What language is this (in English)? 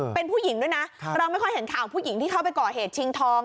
Thai